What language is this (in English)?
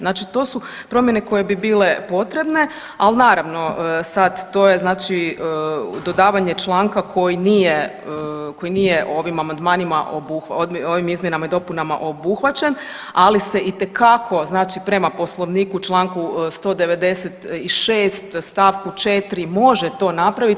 Croatian